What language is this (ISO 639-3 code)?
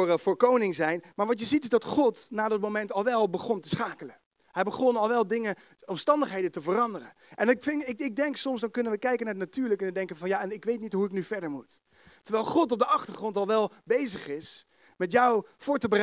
nld